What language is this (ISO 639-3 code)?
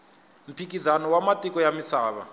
tso